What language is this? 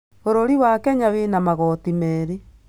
Kikuyu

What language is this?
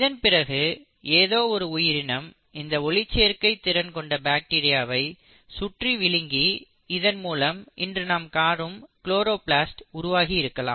Tamil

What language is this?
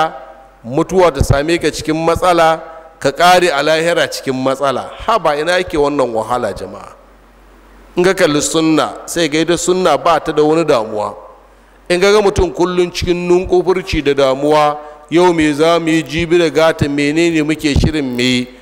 Arabic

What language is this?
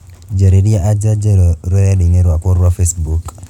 Kikuyu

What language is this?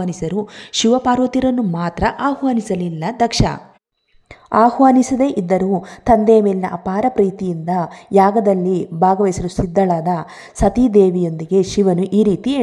Kannada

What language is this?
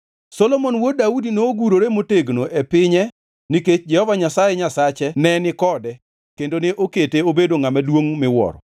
Luo (Kenya and Tanzania)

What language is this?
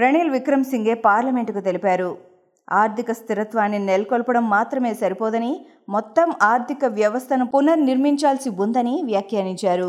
Telugu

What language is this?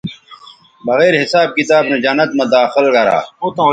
Bateri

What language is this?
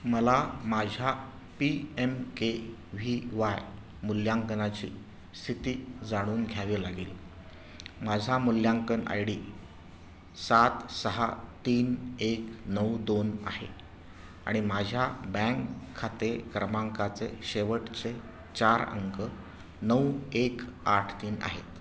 Marathi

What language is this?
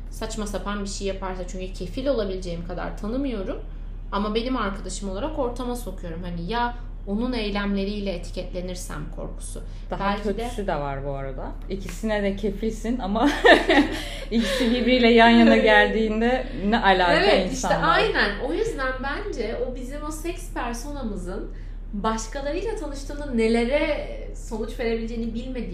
Turkish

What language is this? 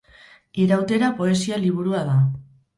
Basque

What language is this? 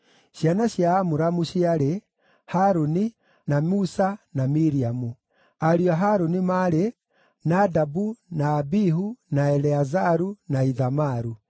Kikuyu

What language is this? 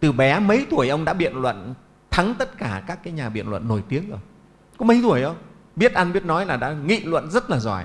Vietnamese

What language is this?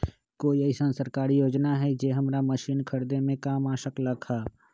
Magahi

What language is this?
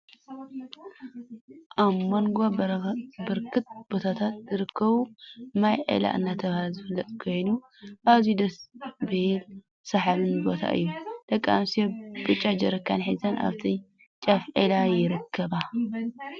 Tigrinya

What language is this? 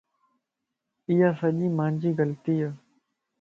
Lasi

